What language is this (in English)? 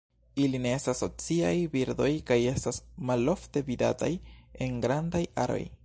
Esperanto